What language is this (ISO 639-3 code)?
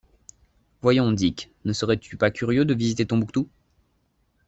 fra